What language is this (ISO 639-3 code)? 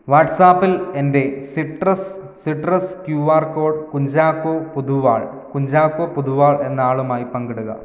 mal